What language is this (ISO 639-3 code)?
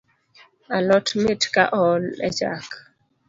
luo